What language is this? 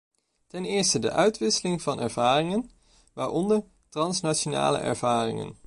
Dutch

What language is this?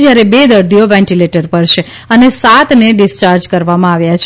Gujarati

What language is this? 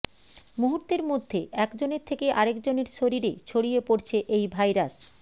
Bangla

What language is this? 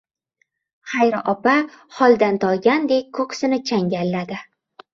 Uzbek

